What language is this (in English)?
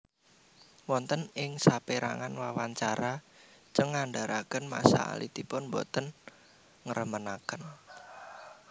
Javanese